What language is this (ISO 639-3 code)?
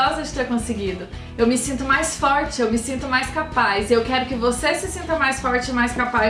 por